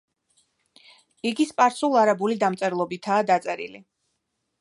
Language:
Georgian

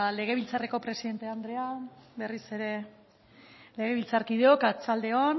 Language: Basque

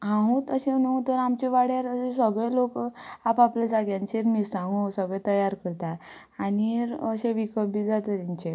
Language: Konkani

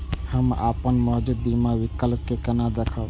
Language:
Maithili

